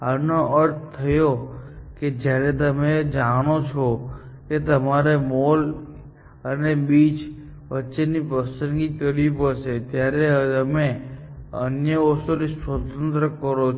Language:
Gujarati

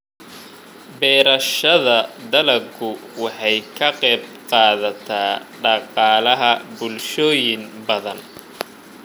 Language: Somali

